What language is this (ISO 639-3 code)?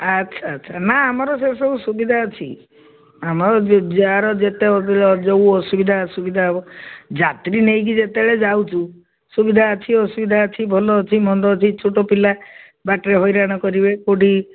ori